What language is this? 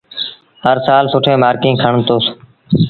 Sindhi Bhil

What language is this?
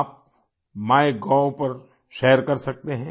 Hindi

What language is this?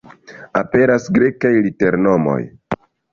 Esperanto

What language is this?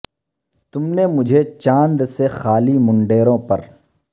Urdu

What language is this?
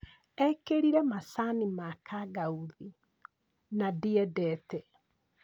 Kikuyu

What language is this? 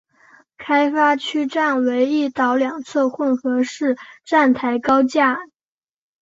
Chinese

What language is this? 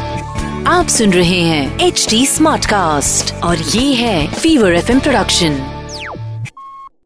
Hindi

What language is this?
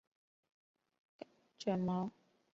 Chinese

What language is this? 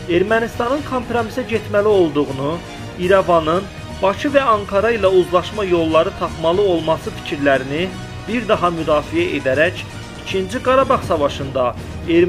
Turkish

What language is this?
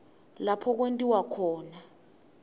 Swati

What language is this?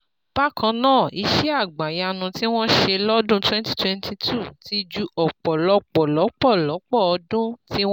Yoruba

